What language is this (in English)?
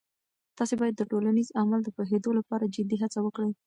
Pashto